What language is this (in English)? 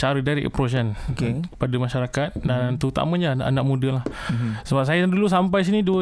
Malay